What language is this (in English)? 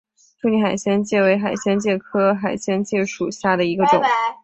Chinese